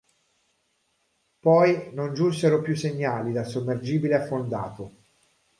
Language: Italian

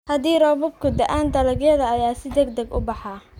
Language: Somali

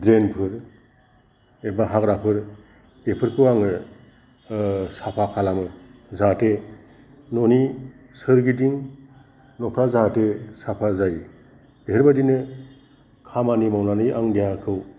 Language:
Bodo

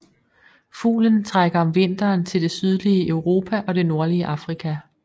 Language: Danish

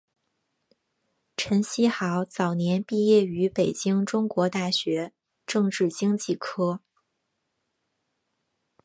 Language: Chinese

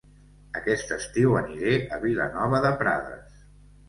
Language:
Catalan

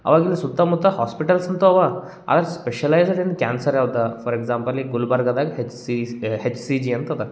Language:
Kannada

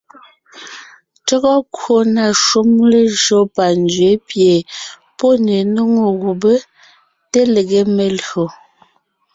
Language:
Ngiemboon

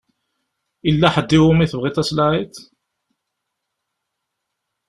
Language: Kabyle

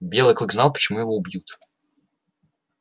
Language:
Russian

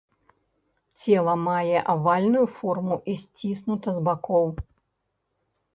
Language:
Belarusian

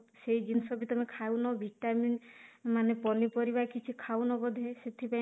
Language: Odia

